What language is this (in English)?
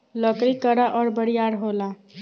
Bhojpuri